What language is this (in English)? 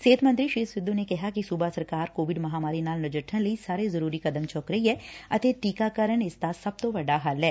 Punjabi